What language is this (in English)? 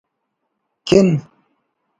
Brahui